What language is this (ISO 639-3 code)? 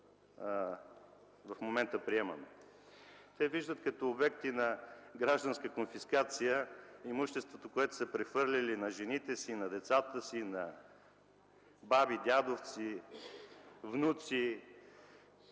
bul